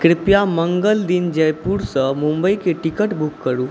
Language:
Maithili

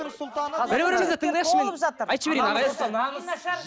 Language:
Kazakh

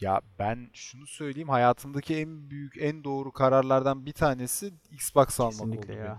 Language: Turkish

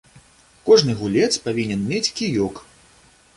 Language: Belarusian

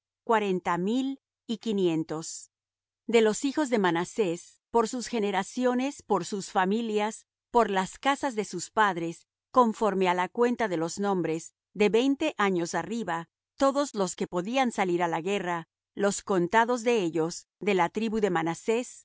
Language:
Spanish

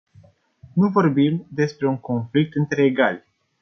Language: Romanian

